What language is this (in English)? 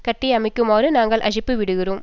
Tamil